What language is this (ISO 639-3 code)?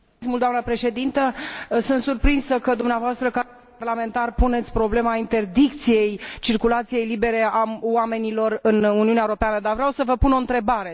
ron